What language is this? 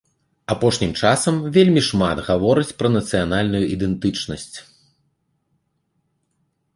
Belarusian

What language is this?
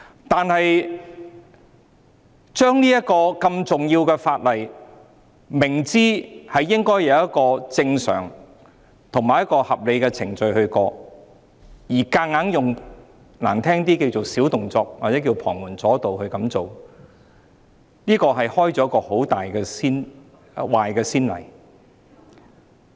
Cantonese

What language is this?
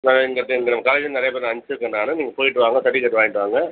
Tamil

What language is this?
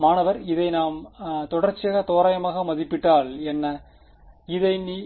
Tamil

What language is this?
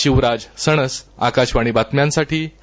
Marathi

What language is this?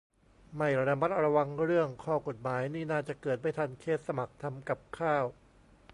Thai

